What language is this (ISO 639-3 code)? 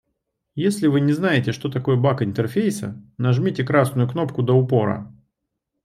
rus